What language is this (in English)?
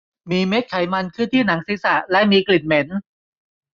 Thai